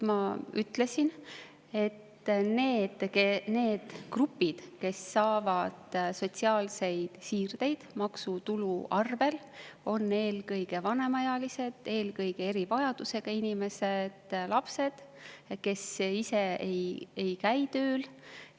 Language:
Estonian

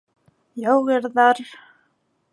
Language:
Bashkir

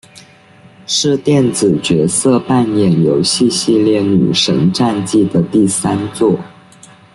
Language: Chinese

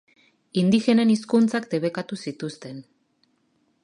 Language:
Basque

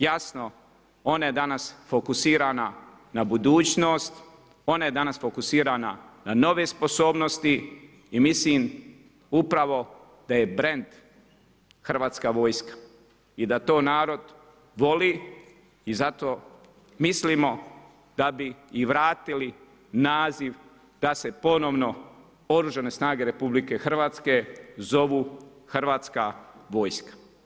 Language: Croatian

